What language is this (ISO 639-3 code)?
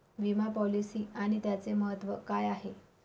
mar